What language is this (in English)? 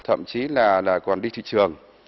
Vietnamese